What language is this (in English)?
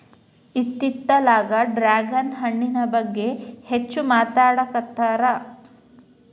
Kannada